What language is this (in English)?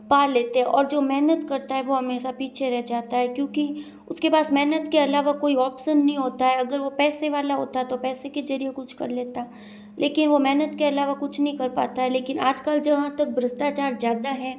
Hindi